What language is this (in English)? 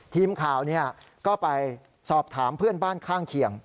Thai